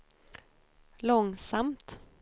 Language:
Swedish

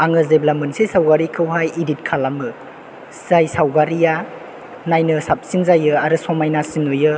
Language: Bodo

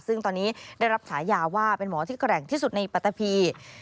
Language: Thai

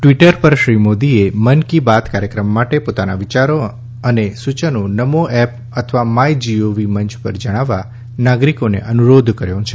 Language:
Gujarati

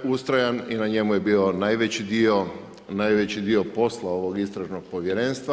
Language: Croatian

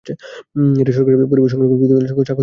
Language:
Bangla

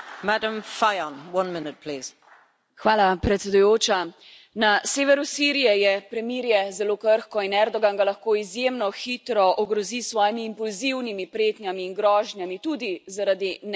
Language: Slovenian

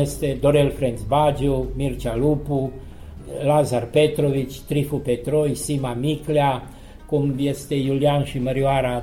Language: Romanian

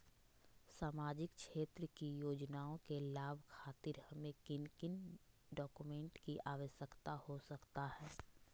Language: Magahi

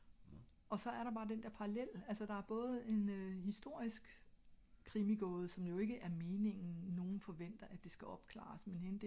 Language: Danish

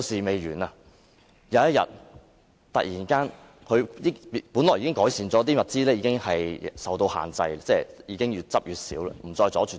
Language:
Cantonese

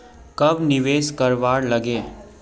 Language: Magahi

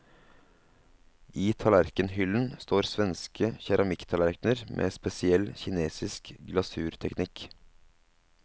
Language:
Norwegian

